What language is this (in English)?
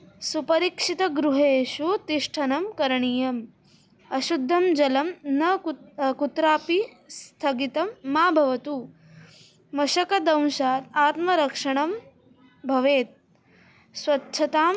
Sanskrit